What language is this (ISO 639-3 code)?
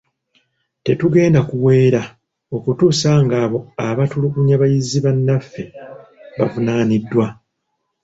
lug